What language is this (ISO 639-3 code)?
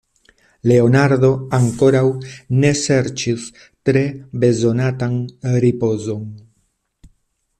epo